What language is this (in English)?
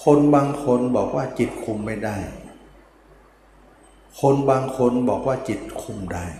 Thai